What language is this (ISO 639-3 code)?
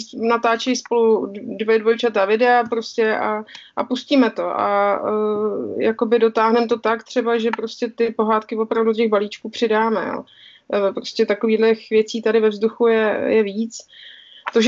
ces